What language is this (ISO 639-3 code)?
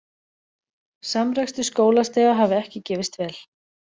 isl